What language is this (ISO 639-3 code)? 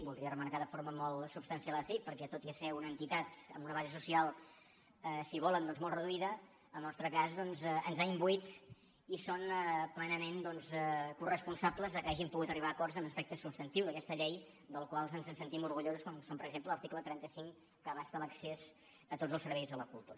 cat